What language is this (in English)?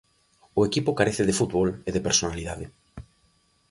Galician